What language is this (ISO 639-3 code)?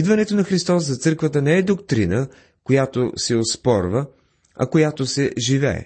bul